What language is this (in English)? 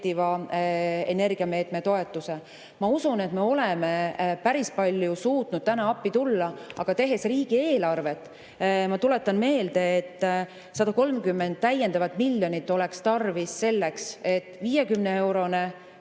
Estonian